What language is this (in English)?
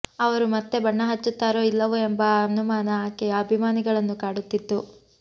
Kannada